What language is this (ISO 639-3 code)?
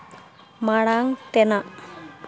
sat